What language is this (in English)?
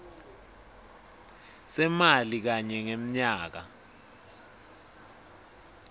Swati